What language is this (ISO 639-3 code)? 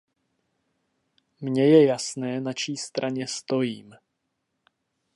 ces